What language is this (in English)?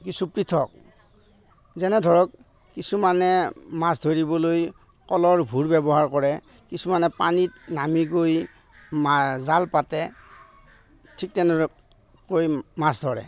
Assamese